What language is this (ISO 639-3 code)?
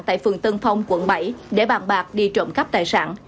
vie